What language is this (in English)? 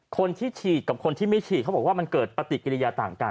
Thai